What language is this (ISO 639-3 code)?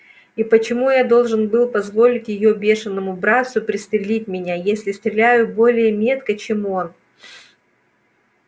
rus